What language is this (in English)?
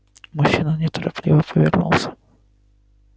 Russian